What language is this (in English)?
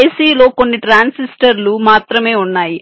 Telugu